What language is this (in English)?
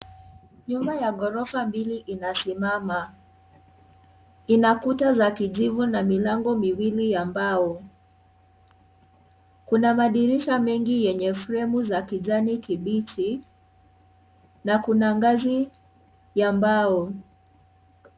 Swahili